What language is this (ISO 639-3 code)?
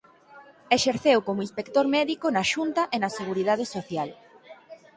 glg